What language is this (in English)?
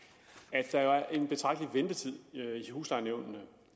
Danish